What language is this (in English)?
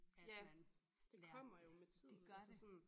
Danish